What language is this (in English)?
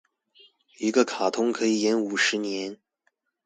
Chinese